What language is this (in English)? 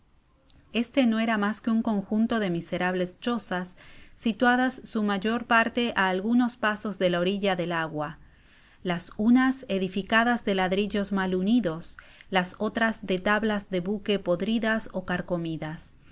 Spanish